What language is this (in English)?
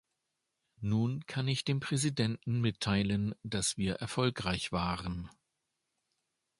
German